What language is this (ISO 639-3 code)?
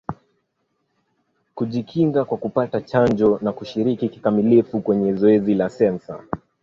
swa